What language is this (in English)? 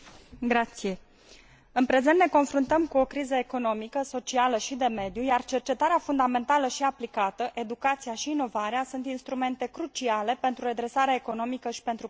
Romanian